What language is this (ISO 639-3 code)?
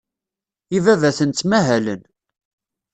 kab